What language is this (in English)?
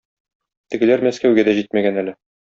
Tatar